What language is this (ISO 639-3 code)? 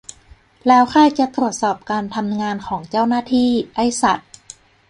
tha